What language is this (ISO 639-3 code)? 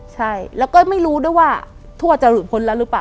tha